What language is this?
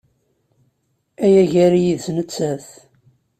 Kabyle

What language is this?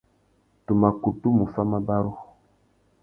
Tuki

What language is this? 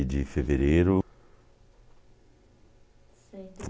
Portuguese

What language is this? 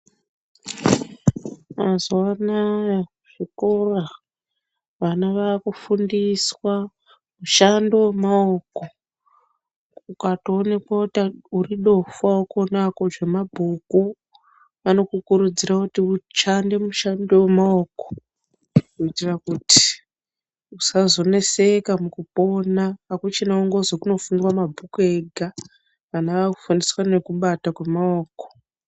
Ndau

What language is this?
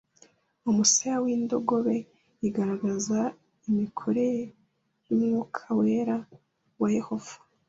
Kinyarwanda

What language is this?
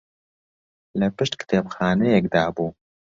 Central Kurdish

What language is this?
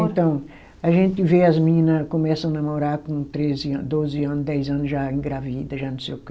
Portuguese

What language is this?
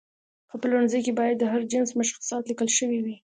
Pashto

